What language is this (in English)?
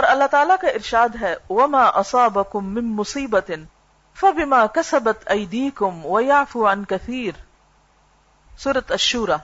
Urdu